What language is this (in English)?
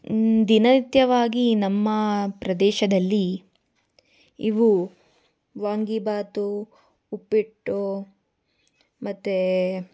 Kannada